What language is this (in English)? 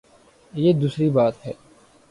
Urdu